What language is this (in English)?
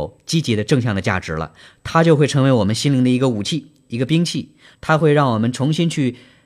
Chinese